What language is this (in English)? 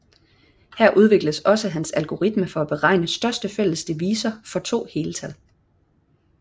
Danish